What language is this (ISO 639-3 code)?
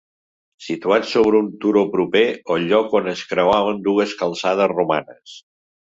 cat